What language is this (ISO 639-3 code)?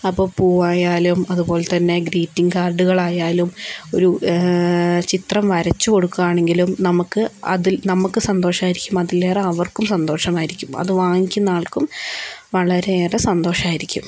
mal